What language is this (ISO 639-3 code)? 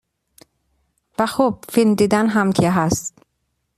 fas